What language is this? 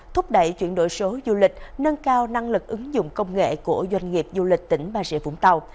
Vietnamese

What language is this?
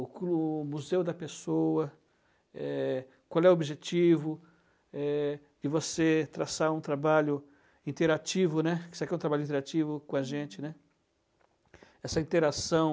Portuguese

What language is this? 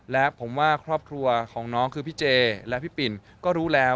Thai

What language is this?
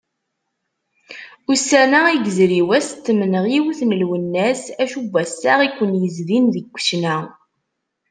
Kabyle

